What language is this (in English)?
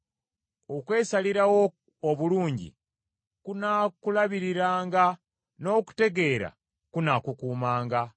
Ganda